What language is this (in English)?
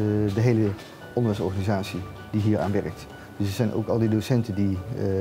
Dutch